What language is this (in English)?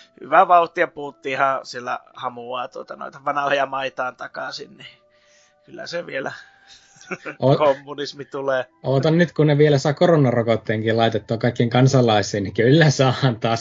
Finnish